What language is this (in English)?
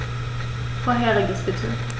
German